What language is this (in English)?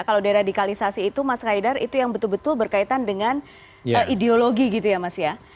Indonesian